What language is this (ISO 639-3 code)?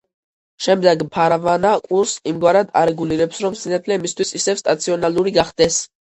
kat